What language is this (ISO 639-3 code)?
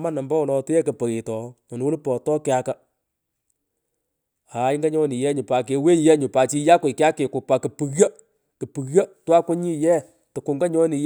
pko